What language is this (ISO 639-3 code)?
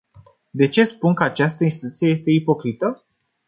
ron